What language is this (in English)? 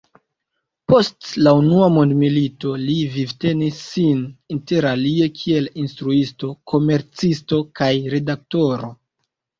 Esperanto